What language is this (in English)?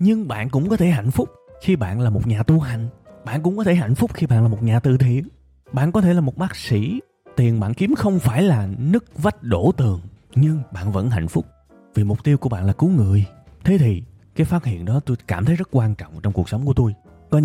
Vietnamese